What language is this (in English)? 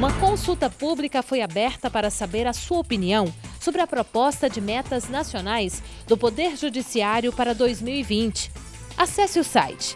Portuguese